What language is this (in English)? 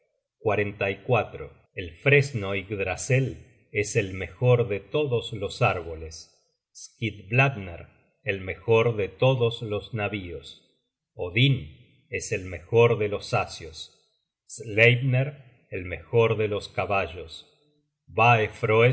Spanish